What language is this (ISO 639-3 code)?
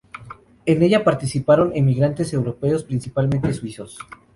spa